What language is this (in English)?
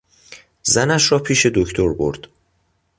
Persian